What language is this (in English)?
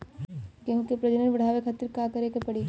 Bhojpuri